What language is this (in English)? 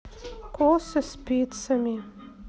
Russian